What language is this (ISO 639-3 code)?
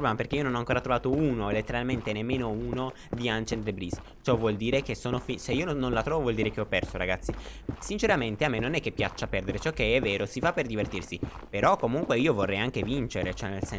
ita